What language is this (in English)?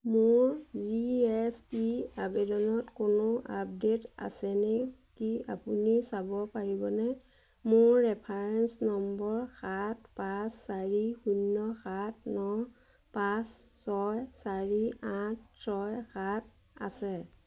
Assamese